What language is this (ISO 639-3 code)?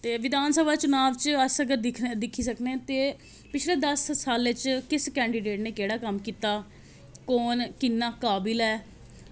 doi